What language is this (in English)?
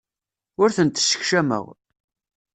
Kabyle